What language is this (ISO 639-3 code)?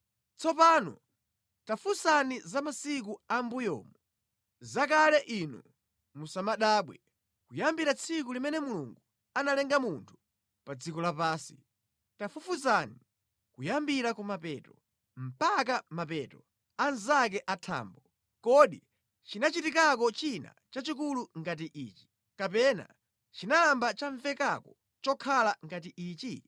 nya